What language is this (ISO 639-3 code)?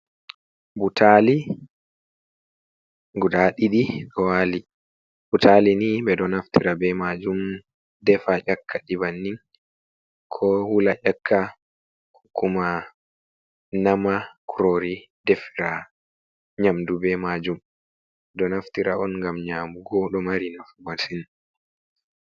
ful